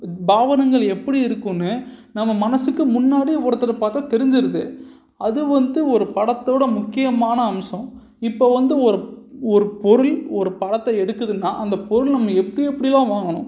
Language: Tamil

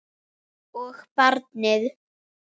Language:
Icelandic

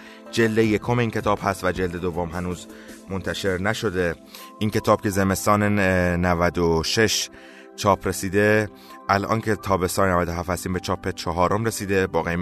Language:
Persian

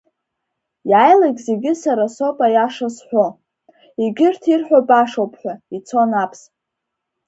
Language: Abkhazian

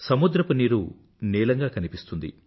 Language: Telugu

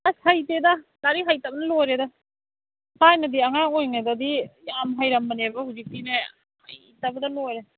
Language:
Manipuri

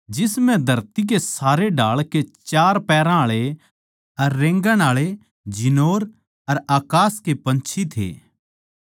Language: Haryanvi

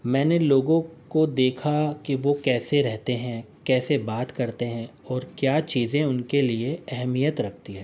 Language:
Urdu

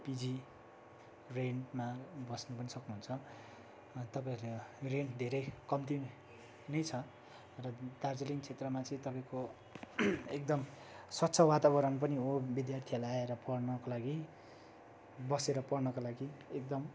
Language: Nepali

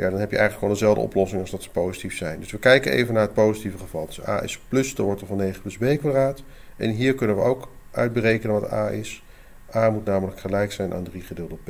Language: Dutch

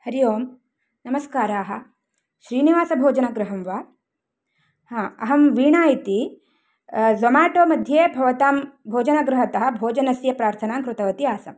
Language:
Sanskrit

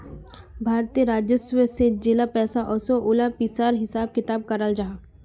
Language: Magahi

